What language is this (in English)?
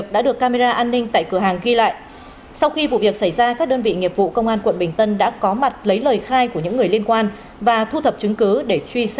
Vietnamese